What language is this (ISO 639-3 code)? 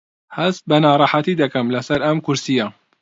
ckb